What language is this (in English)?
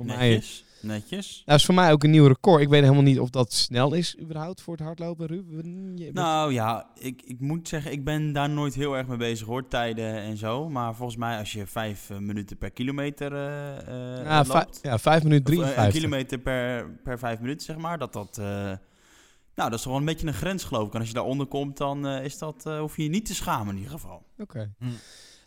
Dutch